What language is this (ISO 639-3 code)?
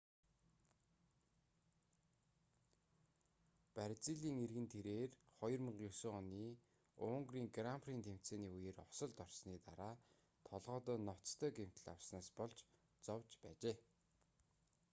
mon